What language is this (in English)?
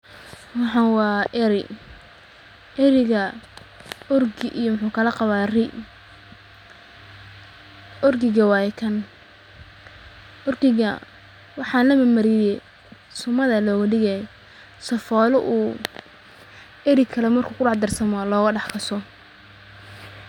Somali